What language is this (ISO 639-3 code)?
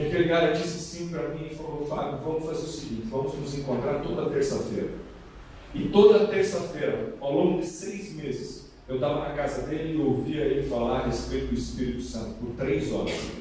por